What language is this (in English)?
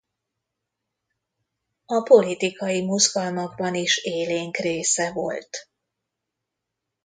Hungarian